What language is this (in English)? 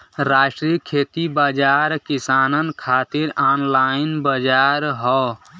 Bhojpuri